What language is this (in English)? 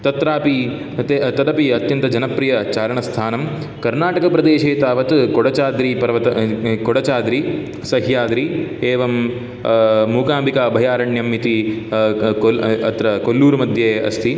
Sanskrit